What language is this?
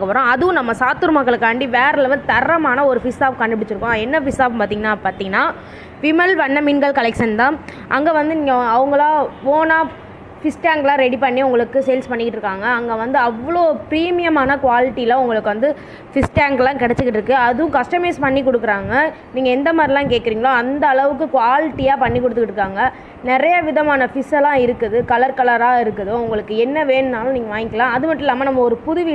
Tamil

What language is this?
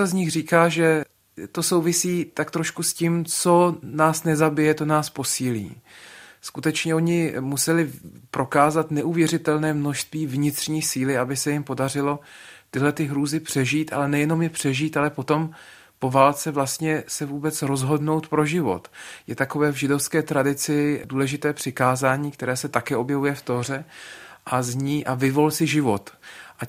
Czech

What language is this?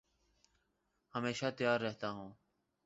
Urdu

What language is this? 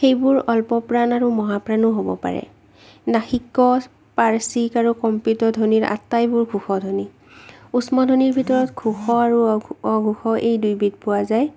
Assamese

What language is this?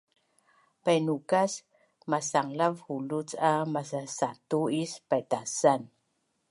Bunun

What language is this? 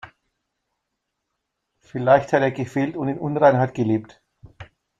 German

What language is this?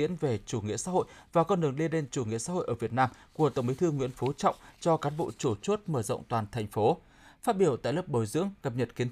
Vietnamese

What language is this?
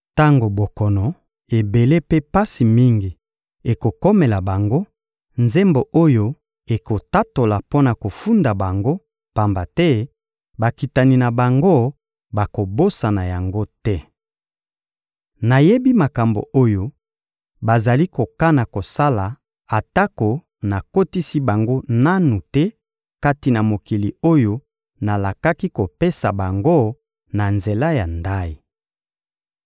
Lingala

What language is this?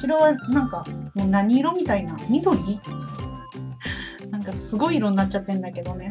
Japanese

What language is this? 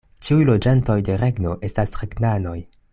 Esperanto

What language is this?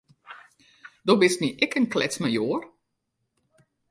Western Frisian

